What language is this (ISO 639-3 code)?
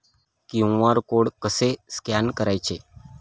mar